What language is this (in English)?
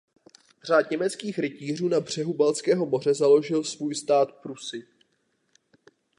Czech